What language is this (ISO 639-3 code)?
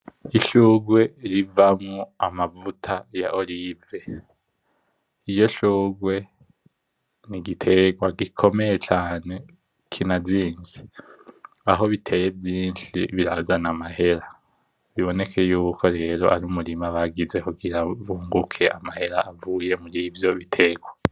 run